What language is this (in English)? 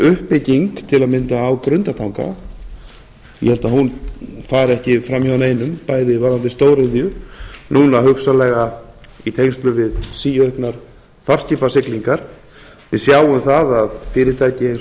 Icelandic